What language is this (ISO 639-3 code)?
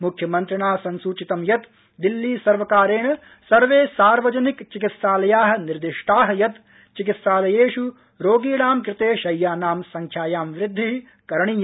san